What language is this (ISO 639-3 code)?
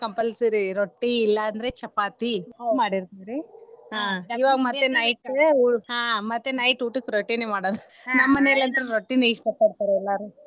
kan